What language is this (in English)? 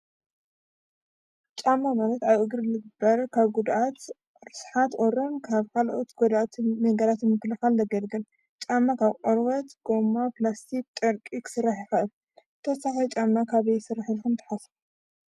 Tigrinya